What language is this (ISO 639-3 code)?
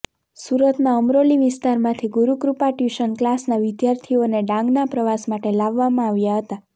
guj